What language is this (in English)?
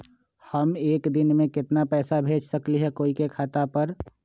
Magahi